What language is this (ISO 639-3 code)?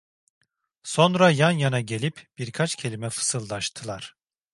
tur